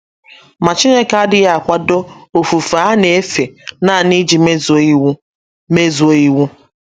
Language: Igbo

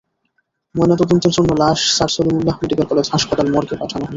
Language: Bangla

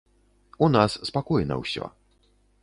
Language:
Belarusian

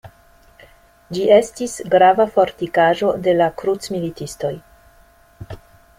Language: Esperanto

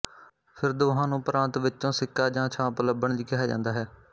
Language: Punjabi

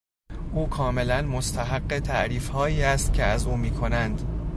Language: Persian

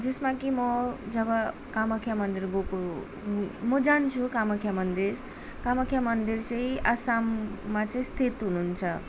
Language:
Nepali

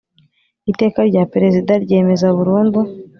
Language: Kinyarwanda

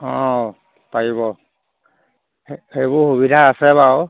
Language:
Assamese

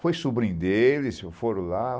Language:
Portuguese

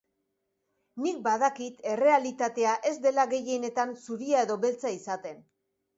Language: Basque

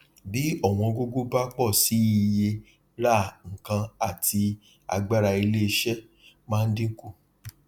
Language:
Yoruba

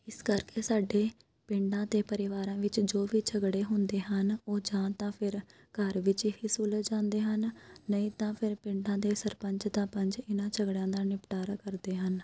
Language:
Punjabi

